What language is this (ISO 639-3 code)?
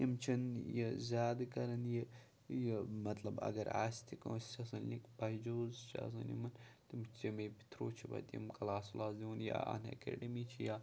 kas